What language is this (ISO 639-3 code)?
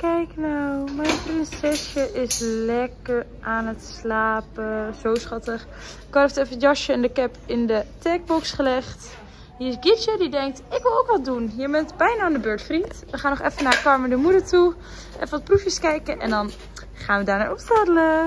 nld